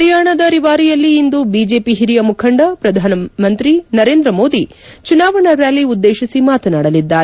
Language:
Kannada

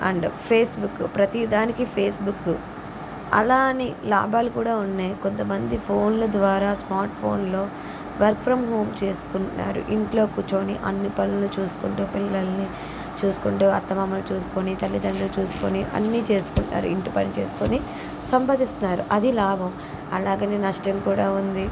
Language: Telugu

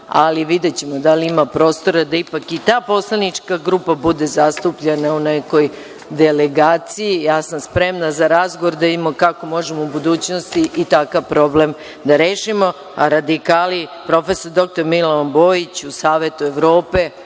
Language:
Serbian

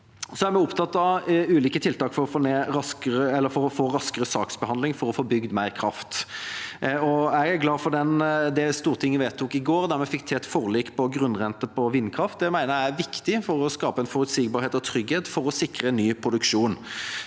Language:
Norwegian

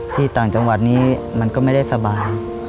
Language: Thai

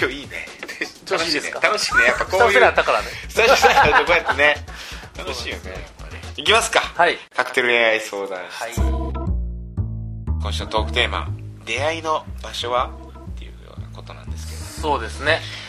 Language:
Japanese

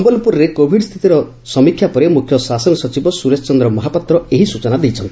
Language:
Odia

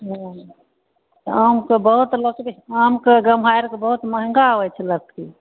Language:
Maithili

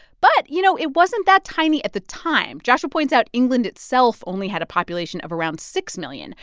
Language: English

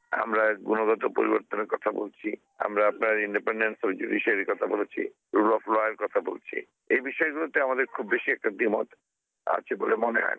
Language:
Bangla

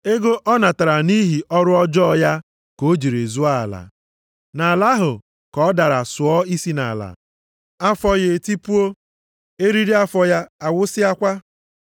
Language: Igbo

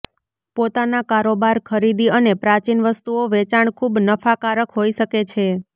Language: Gujarati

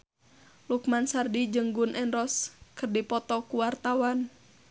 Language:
Sundanese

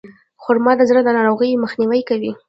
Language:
Pashto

